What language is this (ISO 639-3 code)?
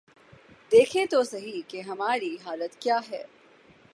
urd